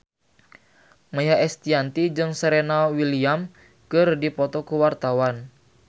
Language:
Sundanese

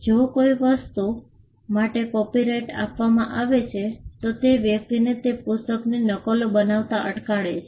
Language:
Gujarati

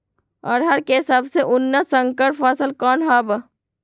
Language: Magahi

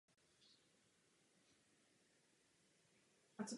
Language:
Czech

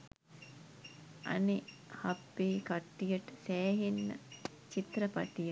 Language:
Sinhala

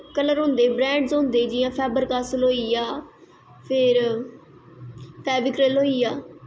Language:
Dogri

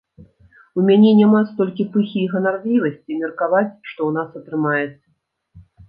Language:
Belarusian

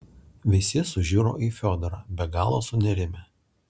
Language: Lithuanian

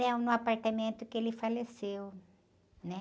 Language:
Portuguese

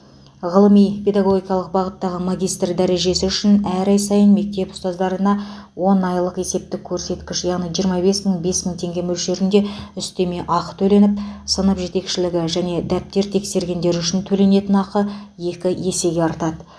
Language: Kazakh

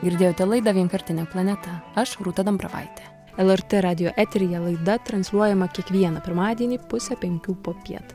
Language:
Lithuanian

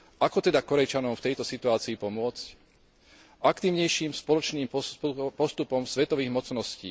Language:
Slovak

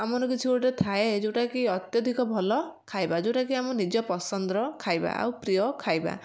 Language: Odia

